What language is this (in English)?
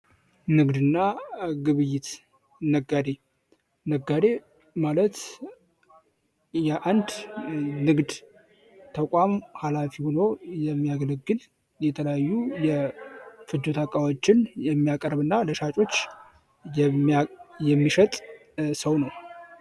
Amharic